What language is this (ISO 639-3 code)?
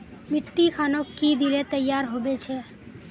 mag